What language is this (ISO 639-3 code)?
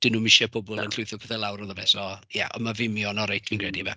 cym